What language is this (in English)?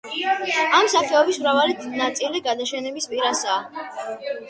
Georgian